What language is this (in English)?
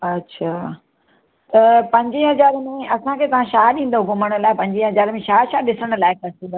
Sindhi